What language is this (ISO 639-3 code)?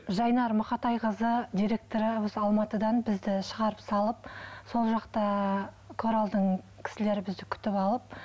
kaz